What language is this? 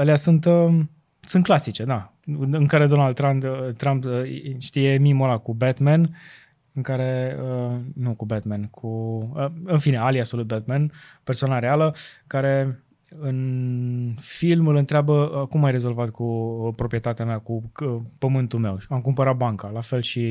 Romanian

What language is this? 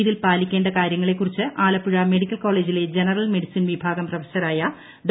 Malayalam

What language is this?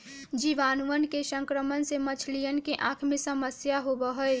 Magahi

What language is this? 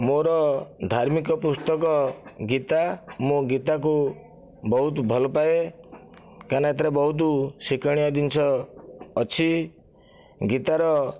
Odia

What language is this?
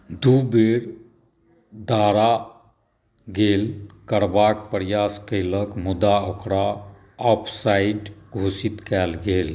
Maithili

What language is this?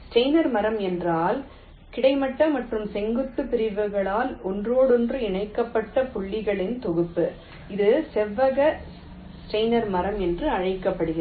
Tamil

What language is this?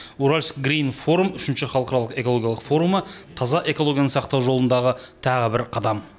Kazakh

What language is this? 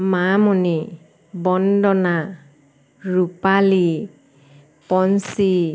Assamese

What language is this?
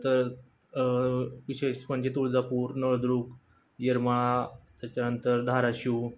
Marathi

